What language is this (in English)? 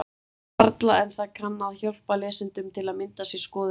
Icelandic